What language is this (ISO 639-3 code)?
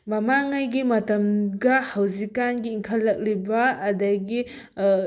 mni